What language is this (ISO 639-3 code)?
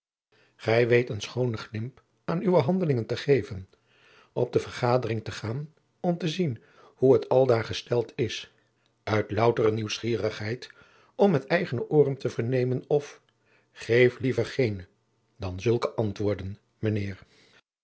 nld